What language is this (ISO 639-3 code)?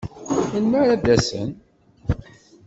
kab